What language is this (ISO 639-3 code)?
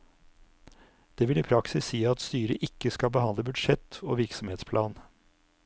nor